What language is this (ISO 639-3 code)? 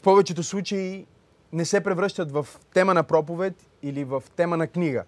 bul